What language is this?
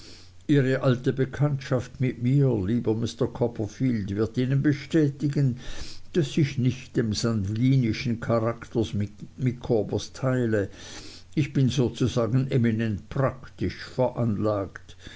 German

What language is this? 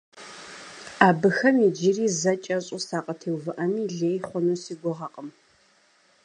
Kabardian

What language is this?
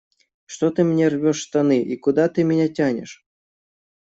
Russian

